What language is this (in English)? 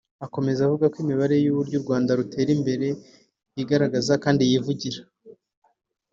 Kinyarwanda